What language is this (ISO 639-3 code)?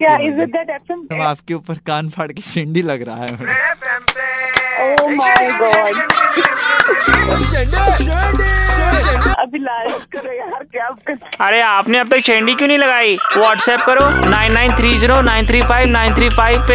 hin